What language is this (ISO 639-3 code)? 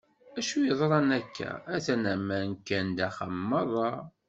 kab